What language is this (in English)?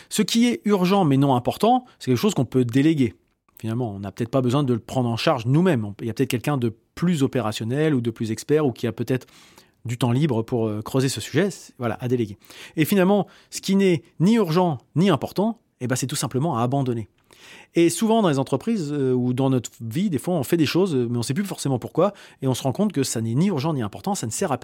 French